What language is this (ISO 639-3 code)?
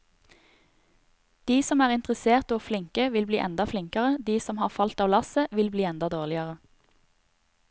nor